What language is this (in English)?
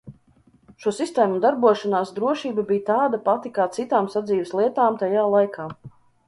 Latvian